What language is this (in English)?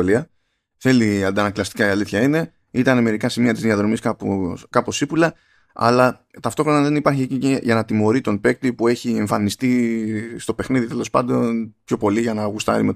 Greek